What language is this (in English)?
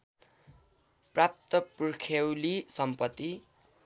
Nepali